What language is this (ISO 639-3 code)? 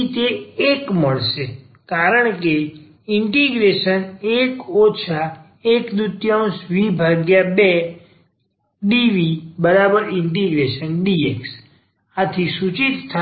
guj